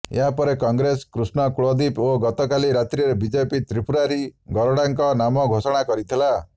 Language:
Odia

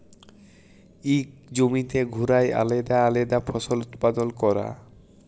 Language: Bangla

